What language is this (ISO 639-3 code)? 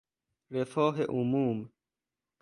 fas